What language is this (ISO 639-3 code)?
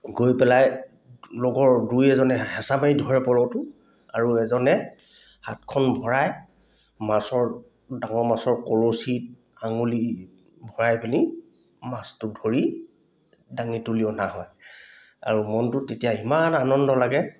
asm